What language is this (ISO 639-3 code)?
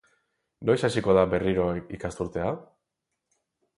eus